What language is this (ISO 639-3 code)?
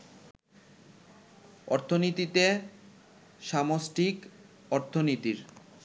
ben